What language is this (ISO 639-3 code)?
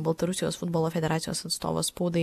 lit